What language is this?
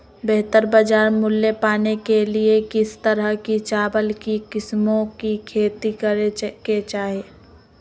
Magahi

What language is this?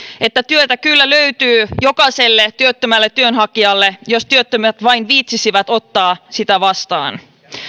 Finnish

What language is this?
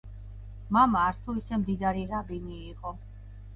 Georgian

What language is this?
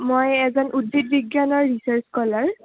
Assamese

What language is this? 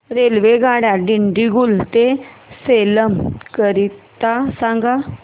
Marathi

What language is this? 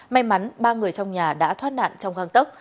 Vietnamese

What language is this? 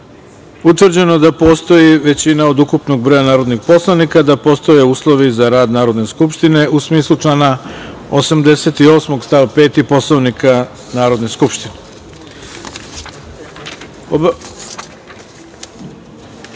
Serbian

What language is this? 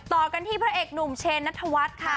Thai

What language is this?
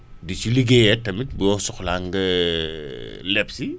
Wolof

